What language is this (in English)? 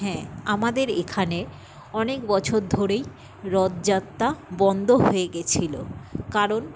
Bangla